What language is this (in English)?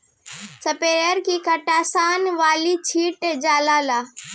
Bhojpuri